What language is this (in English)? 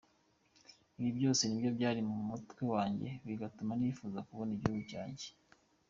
Kinyarwanda